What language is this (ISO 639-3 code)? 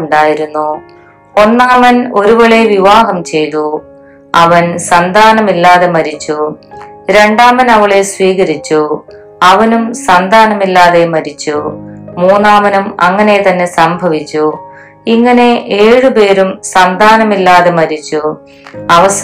mal